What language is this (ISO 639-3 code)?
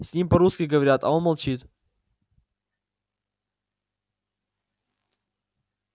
rus